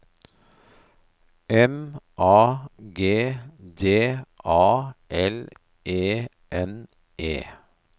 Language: Norwegian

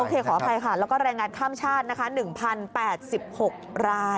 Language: Thai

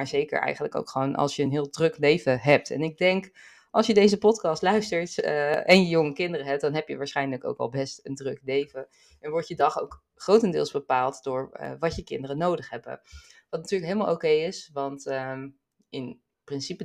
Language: Dutch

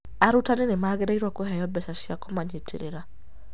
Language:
Kikuyu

